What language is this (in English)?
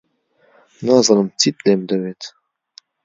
Central Kurdish